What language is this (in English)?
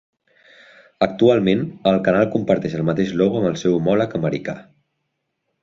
Catalan